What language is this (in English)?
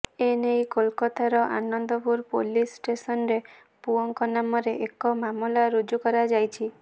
Odia